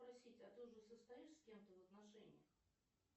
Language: Russian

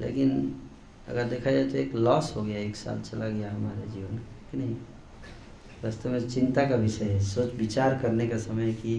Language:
Hindi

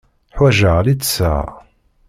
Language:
Kabyle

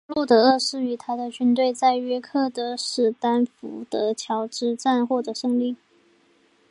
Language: Chinese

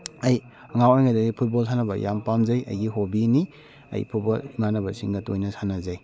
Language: Manipuri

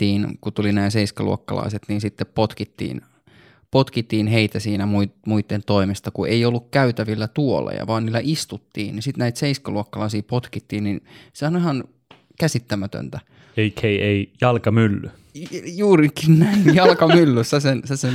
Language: Finnish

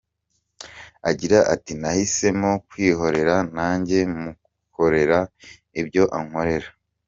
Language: Kinyarwanda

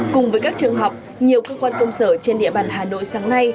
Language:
Vietnamese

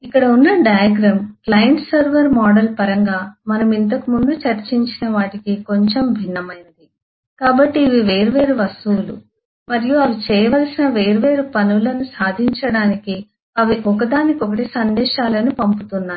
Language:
Telugu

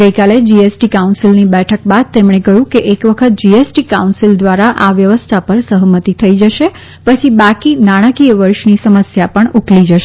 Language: Gujarati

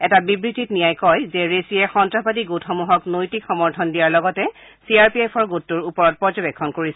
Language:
Assamese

